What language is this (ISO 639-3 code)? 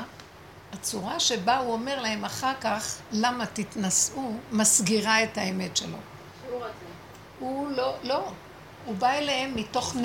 heb